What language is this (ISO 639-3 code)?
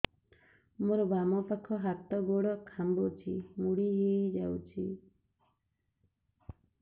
ori